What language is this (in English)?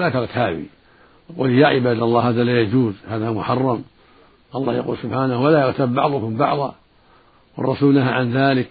Arabic